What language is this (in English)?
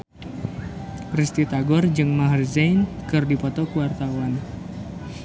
Sundanese